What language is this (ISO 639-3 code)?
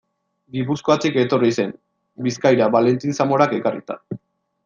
eus